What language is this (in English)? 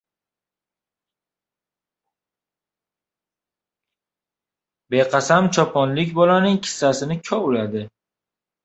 Uzbek